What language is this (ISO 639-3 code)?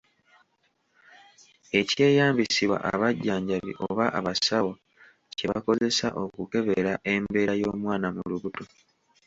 lug